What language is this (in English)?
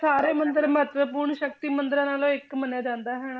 Punjabi